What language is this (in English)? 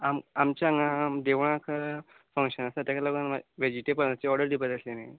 Konkani